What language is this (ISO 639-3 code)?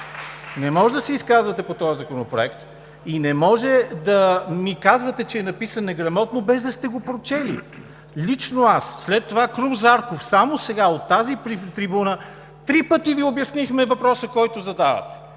bul